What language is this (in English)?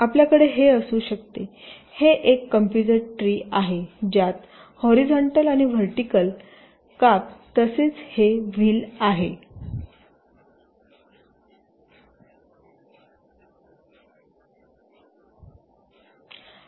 Marathi